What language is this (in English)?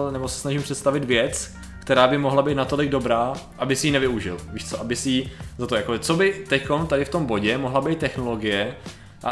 Czech